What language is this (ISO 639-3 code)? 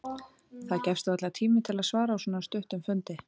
isl